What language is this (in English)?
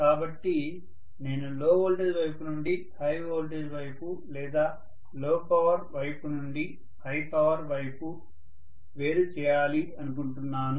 Telugu